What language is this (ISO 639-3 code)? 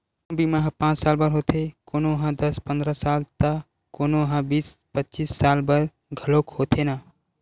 hne